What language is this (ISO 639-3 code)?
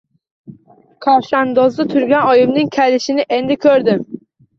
uzb